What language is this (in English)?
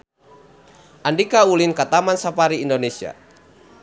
Sundanese